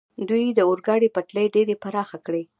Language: Pashto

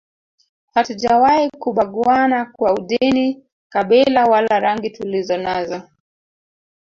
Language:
Swahili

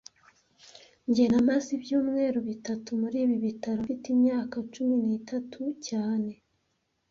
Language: Kinyarwanda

